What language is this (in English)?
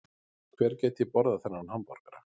Icelandic